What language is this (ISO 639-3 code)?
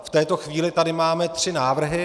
ces